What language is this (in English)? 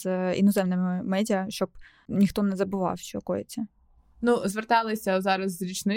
Ukrainian